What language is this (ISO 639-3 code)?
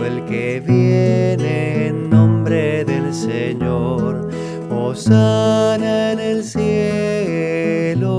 spa